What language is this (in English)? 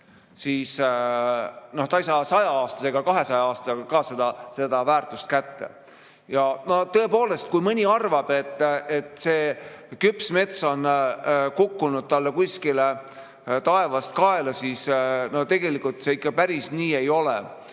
Estonian